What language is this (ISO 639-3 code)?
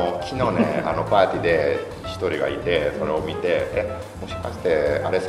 jpn